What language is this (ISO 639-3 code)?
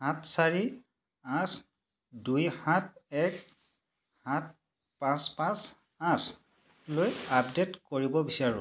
asm